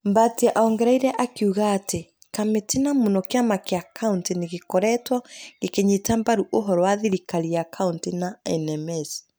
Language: Kikuyu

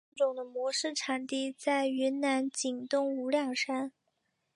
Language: Chinese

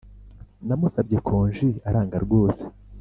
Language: Kinyarwanda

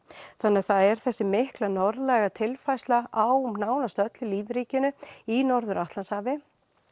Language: Icelandic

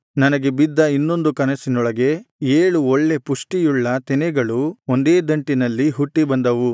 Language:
Kannada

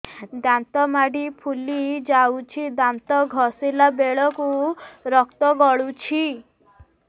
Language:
Odia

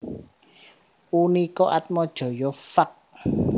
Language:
Javanese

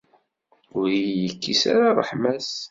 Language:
Kabyle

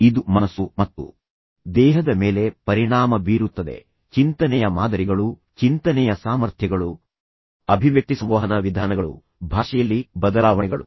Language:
Kannada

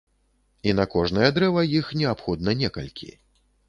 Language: Belarusian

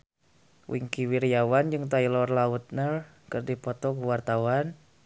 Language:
Sundanese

